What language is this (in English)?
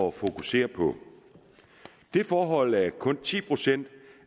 Danish